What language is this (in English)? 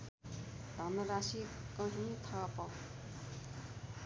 Nepali